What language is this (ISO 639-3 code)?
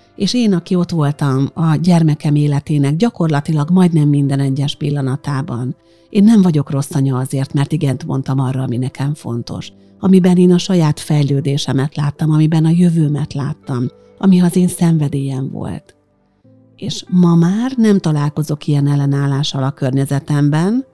hun